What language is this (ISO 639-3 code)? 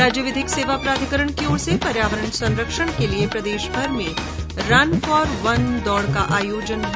hin